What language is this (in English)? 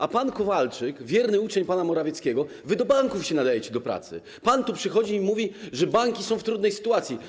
Polish